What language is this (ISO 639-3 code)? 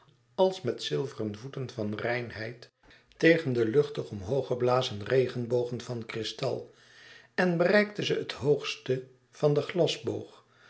nld